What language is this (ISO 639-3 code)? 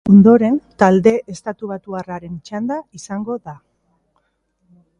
eus